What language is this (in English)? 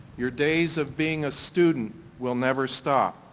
English